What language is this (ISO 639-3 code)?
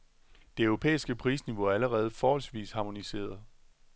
dan